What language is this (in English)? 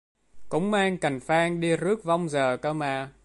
Vietnamese